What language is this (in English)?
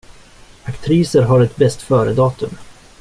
Swedish